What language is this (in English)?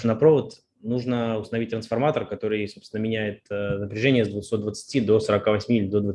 Russian